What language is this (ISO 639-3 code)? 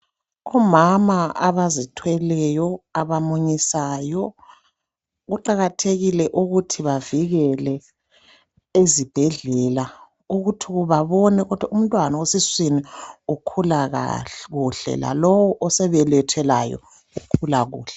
nde